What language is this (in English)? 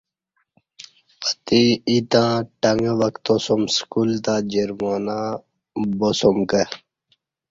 Kati